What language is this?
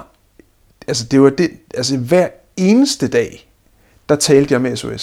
Danish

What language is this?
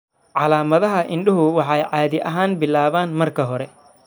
Somali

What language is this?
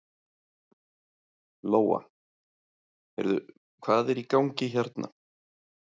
Icelandic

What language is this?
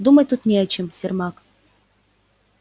Russian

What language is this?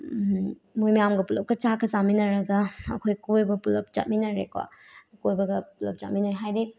Manipuri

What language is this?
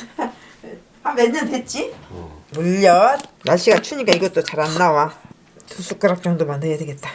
Korean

